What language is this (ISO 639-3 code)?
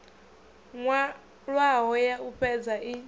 ven